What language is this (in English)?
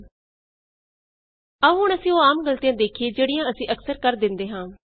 Punjabi